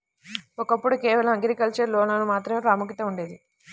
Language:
Telugu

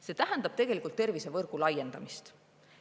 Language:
Estonian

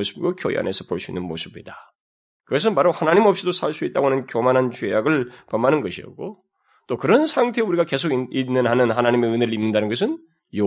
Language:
Korean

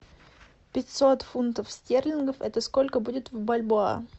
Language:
Russian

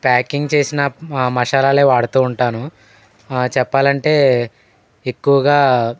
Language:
Telugu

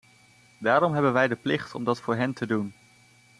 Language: Dutch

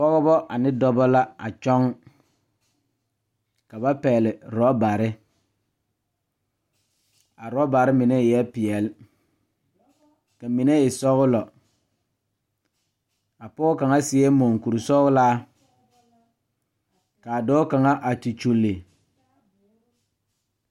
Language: Southern Dagaare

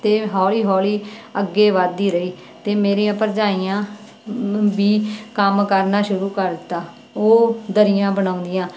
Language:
Punjabi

